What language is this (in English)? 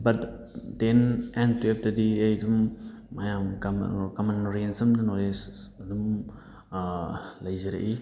Manipuri